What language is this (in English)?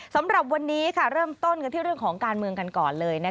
Thai